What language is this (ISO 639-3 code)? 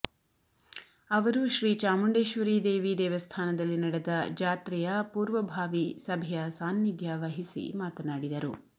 kan